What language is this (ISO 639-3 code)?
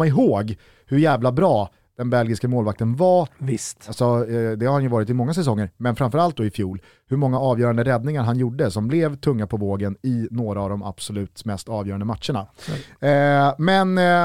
swe